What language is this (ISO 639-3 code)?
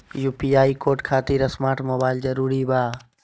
mag